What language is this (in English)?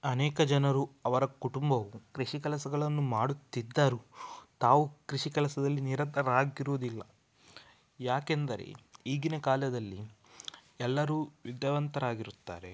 Kannada